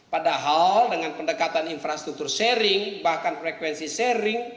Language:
Indonesian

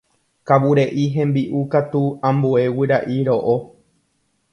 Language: Guarani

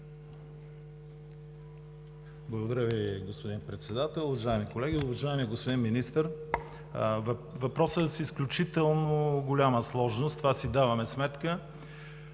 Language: Bulgarian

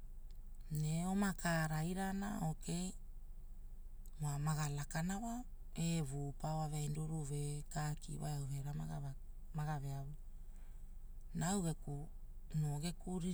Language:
Hula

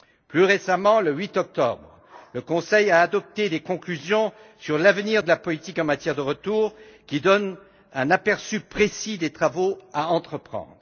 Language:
French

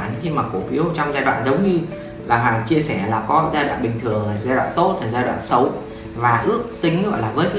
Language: Vietnamese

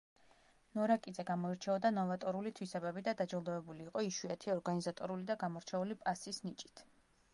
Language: Georgian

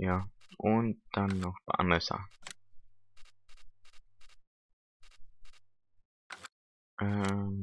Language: German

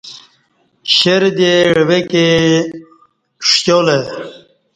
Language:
Kati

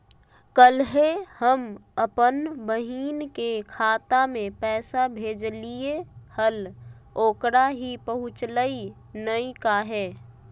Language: Magahi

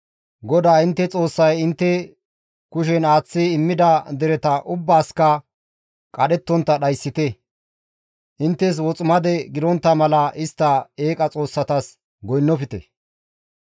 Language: Gamo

